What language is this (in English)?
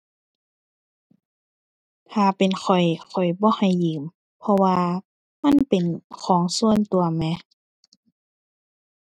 Thai